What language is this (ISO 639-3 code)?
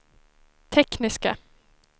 swe